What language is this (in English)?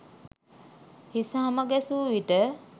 Sinhala